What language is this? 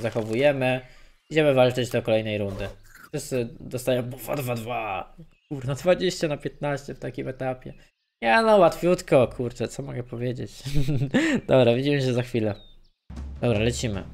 Polish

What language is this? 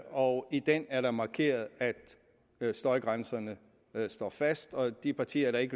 Danish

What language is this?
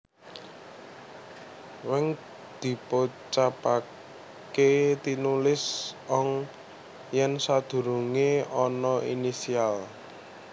Javanese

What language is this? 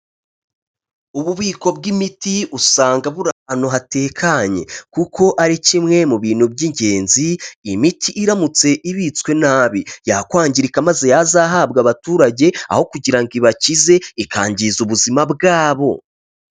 Kinyarwanda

